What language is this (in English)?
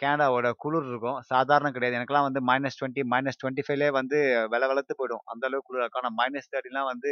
Tamil